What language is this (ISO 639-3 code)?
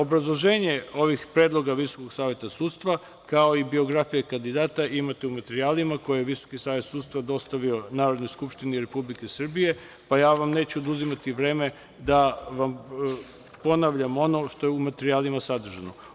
srp